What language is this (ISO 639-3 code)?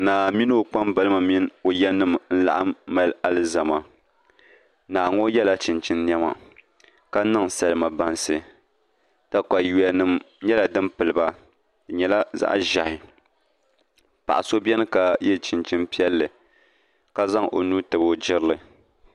dag